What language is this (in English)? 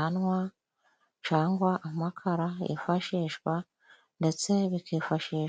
Kinyarwanda